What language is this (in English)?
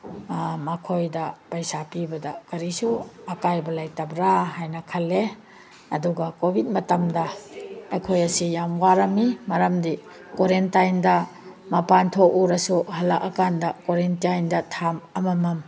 Manipuri